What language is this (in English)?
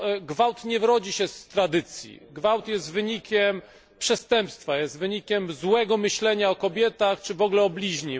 Polish